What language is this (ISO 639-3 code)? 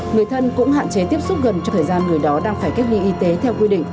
vie